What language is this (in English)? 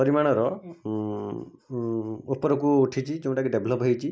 Odia